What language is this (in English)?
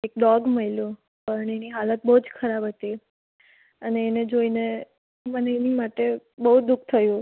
Gujarati